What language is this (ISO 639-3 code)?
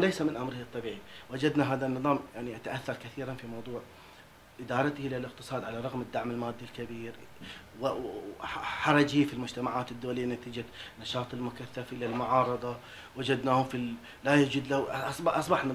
ara